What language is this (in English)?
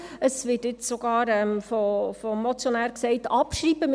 Swiss German